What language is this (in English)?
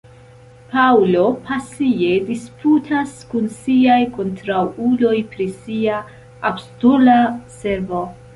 Esperanto